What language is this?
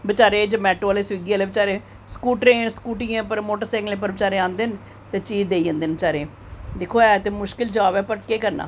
Dogri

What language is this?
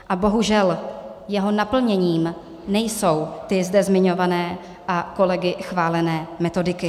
Czech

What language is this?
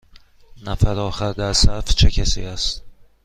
Persian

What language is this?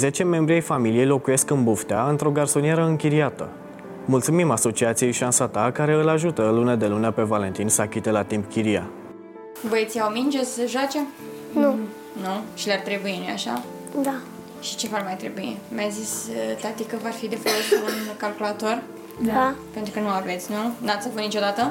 Romanian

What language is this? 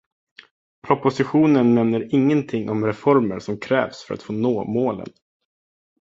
Swedish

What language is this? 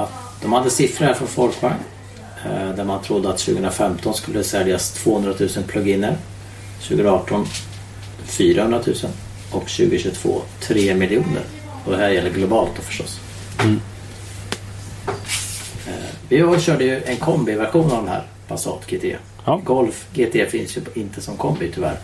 Swedish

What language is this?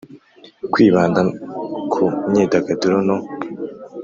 Kinyarwanda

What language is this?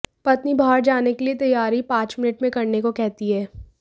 Hindi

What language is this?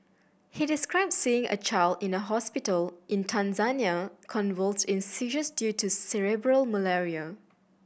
English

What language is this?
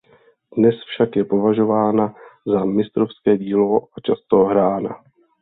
Czech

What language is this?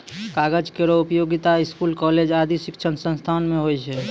Maithili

